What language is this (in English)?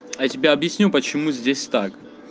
Russian